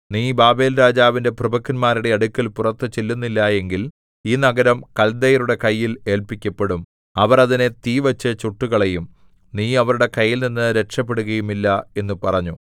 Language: Malayalam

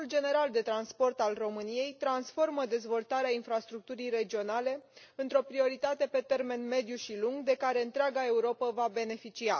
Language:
Romanian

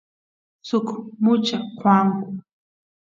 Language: Santiago del Estero Quichua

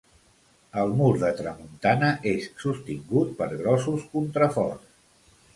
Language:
Catalan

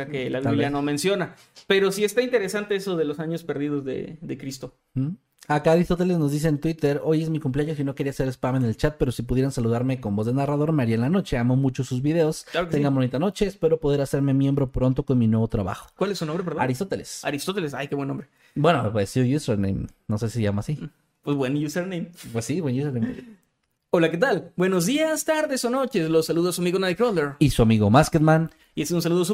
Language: Spanish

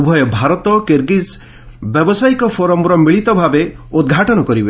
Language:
Odia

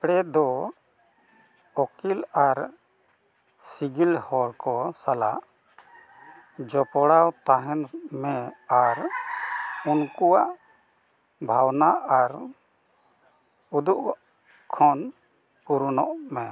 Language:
Santali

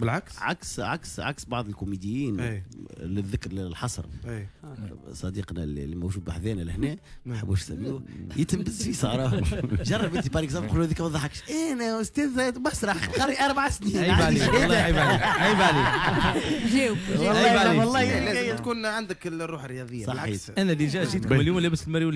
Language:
Arabic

